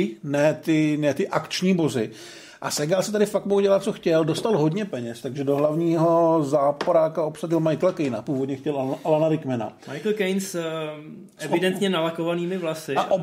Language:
Czech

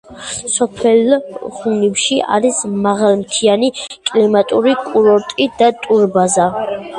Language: Georgian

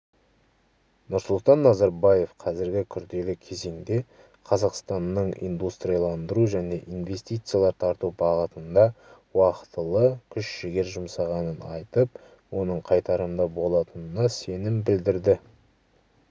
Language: Kazakh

